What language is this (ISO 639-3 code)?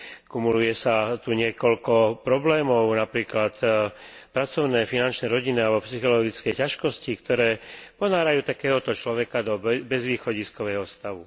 slk